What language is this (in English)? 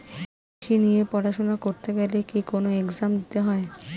Bangla